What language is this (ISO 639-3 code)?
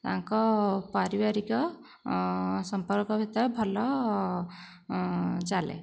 ori